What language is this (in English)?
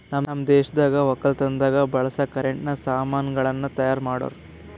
Kannada